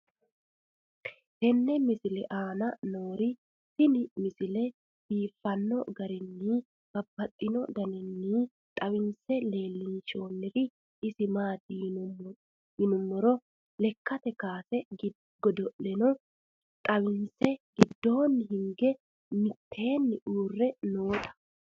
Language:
Sidamo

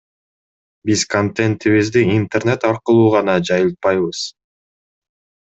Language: Kyrgyz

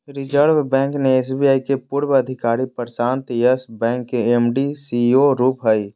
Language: Magahi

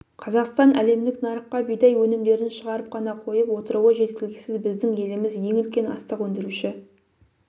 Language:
Kazakh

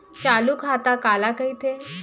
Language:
Chhattisgarhi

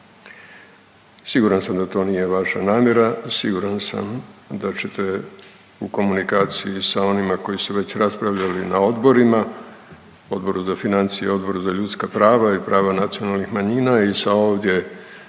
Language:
Croatian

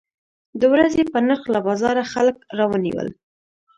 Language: Pashto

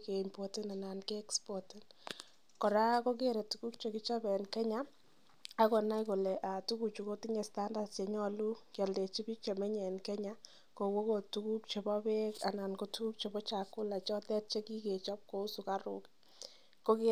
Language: Kalenjin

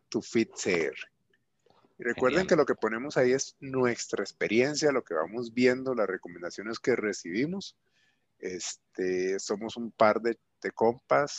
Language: Spanish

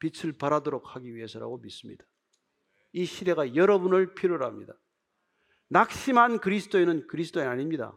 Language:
Korean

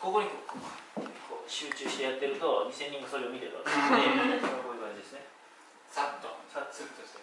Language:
Japanese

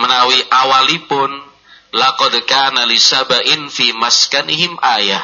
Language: Indonesian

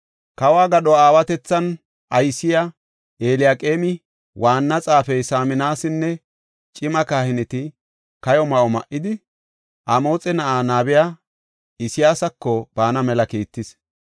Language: Gofa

